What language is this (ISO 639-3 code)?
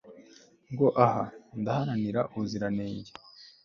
kin